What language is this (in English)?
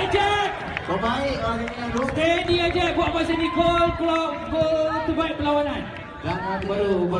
Malay